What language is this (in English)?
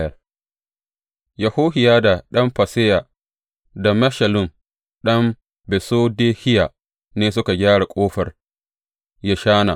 Hausa